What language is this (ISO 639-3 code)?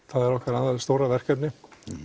isl